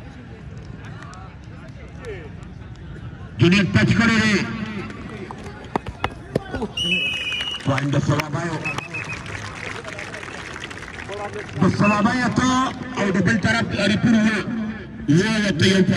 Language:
Arabic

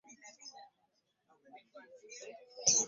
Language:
Ganda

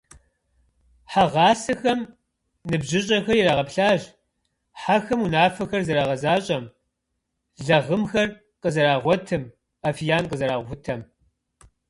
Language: Kabardian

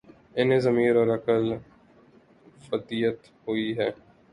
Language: Urdu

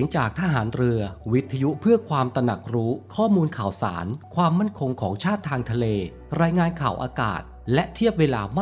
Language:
Thai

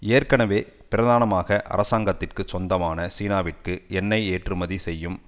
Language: Tamil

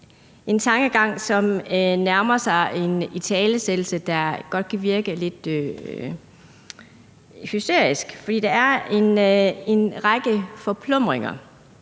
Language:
Danish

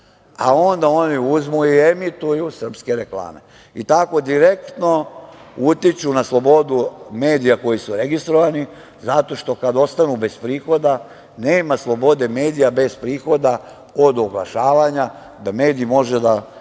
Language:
Serbian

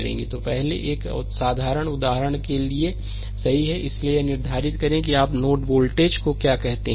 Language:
Hindi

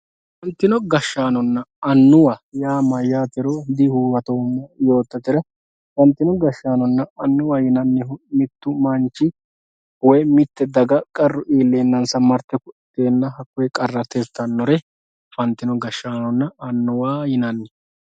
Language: Sidamo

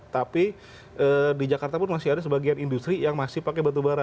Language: Indonesian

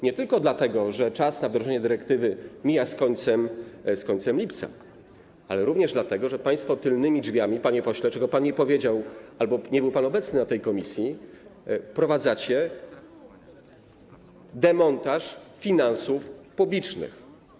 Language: Polish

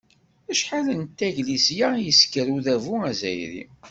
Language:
Kabyle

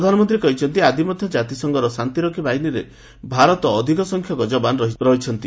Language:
Odia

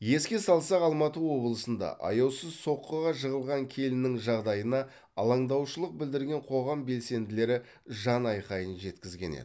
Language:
Kazakh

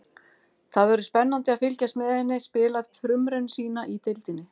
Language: Icelandic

